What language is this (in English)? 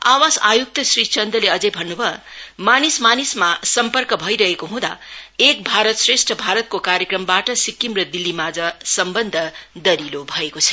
Nepali